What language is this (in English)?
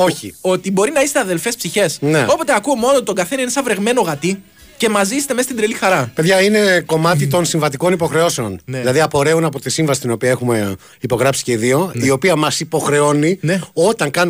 Greek